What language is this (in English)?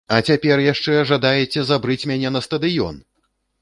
Belarusian